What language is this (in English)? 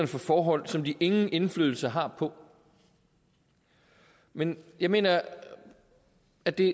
Danish